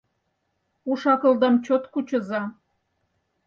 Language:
Mari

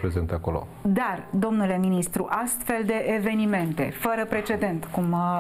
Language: Romanian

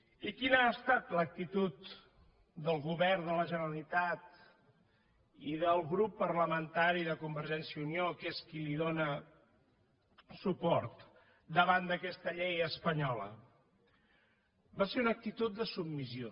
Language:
Catalan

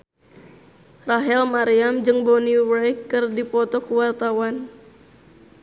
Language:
Sundanese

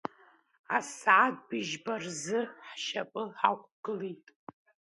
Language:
Abkhazian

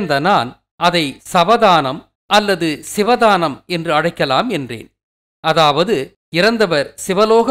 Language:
Romanian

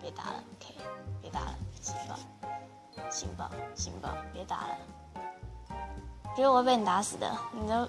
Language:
Chinese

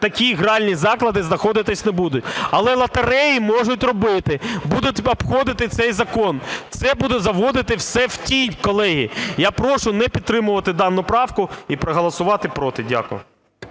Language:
Ukrainian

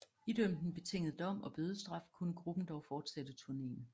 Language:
Danish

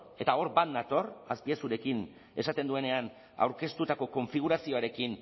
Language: Basque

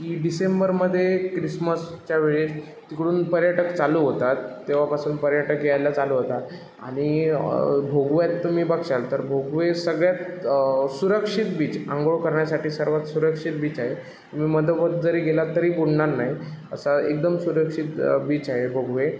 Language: Marathi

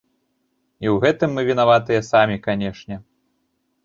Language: Belarusian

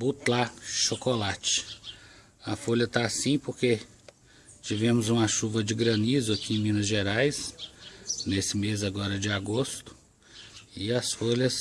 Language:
Portuguese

